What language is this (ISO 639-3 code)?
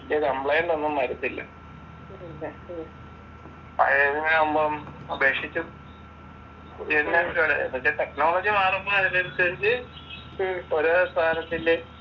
mal